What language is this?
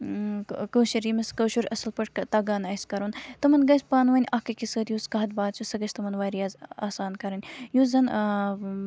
Kashmiri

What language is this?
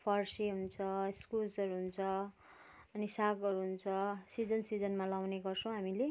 Nepali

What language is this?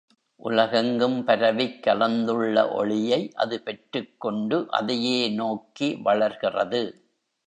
Tamil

